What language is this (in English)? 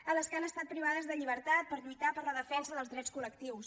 Catalan